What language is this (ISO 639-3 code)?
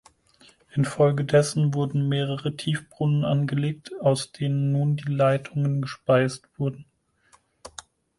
deu